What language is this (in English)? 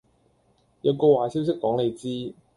Cantonese